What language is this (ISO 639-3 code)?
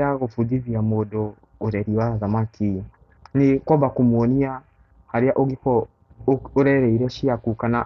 kik